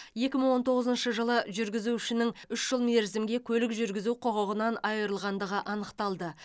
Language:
Kazakh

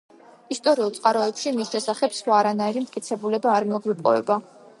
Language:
Georgian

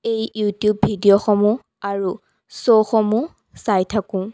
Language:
Assamese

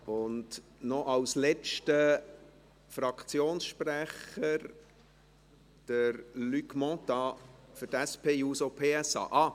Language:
Swiss German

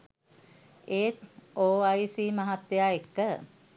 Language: Sinhala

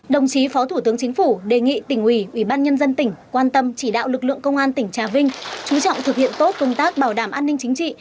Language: Vietnamese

